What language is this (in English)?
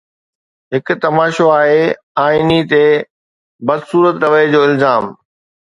Sindhi